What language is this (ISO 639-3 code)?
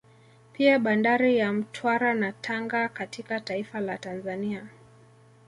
swa